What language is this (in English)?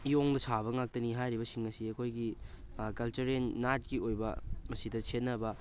Manipuri